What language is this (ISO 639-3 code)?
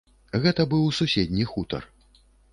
bel